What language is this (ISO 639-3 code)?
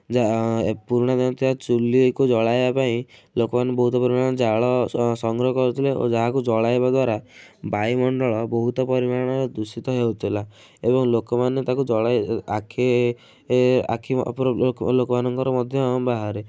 ori